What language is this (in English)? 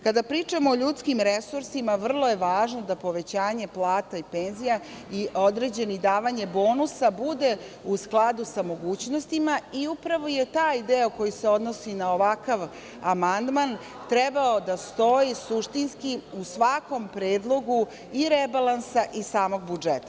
Serbian